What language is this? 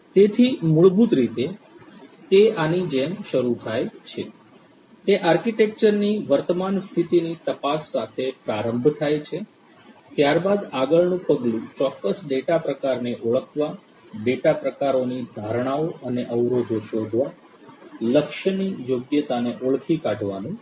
Gujarati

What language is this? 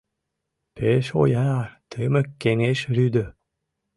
Mari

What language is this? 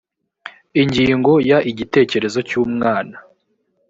Kinyarwanda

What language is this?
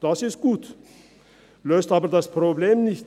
Swiss German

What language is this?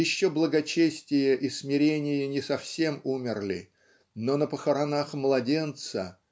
Russian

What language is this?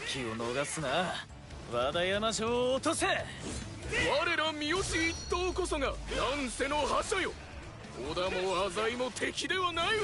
Japanese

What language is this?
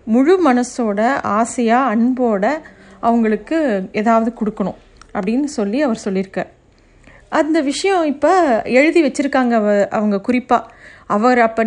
Tamil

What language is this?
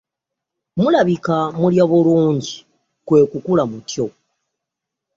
Ganda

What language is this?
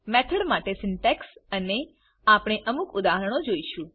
Gujarati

